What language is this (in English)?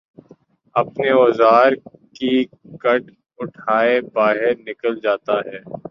Urdu